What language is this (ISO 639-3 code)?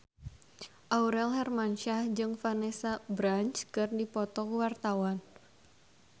sun